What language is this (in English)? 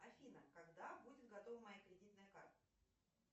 Russian